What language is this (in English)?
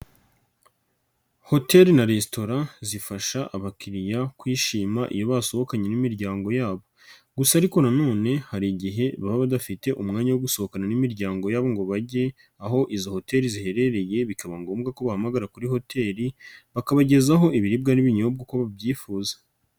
Kinyarwanda